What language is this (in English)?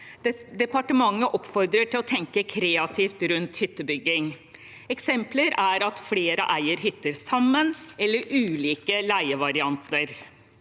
Norwegian